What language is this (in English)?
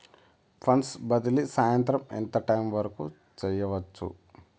Telugu